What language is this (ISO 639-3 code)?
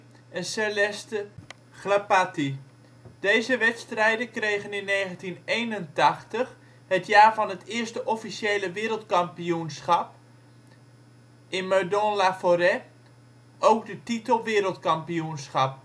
nld